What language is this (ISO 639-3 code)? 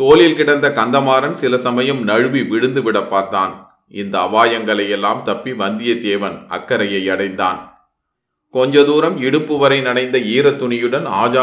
tam